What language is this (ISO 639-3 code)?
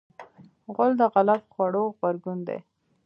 pus